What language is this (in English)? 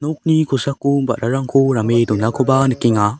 Garo